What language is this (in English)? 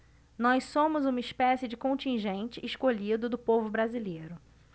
Portuguese